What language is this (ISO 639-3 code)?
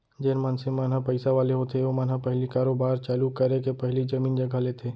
hne